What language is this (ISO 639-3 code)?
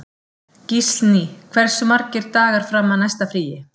isl